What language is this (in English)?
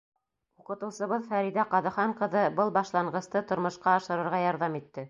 Bashkir